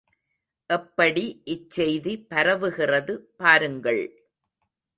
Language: Tamil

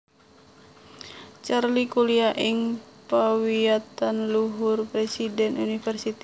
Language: Javanese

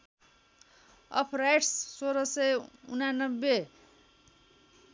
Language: Nepali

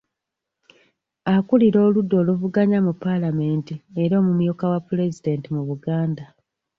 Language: Ganda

